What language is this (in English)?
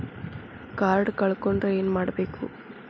Kannada